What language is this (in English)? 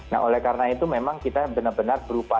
Indonesian